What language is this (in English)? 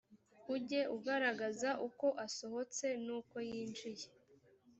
Kinyarwanda